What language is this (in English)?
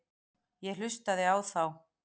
Icelandic